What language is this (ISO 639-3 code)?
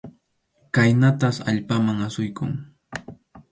qxu